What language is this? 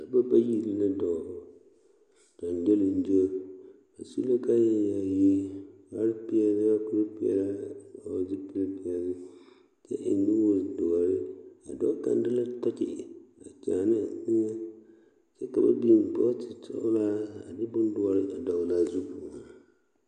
Southern Dagaare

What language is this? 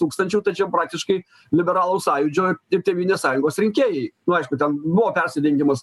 Lithuanian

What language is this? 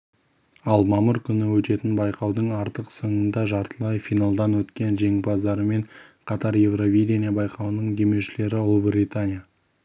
Kazakh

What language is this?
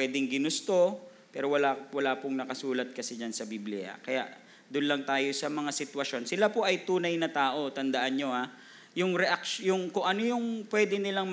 Filipino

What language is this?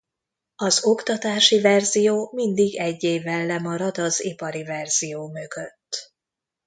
Hungarian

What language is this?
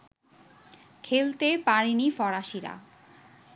Bangla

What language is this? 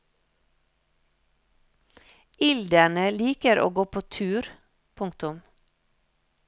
Norwegian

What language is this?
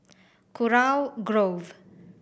English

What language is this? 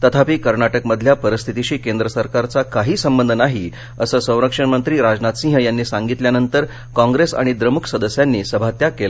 Marathi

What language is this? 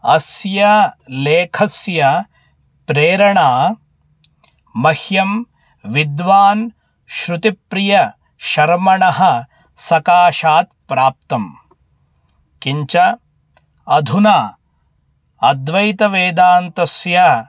Sanskrit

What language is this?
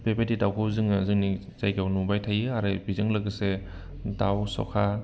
Bodo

